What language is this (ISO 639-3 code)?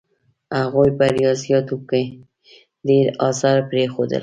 pus